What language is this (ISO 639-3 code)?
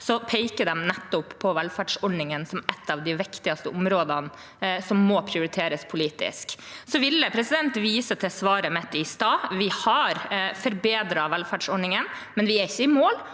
nor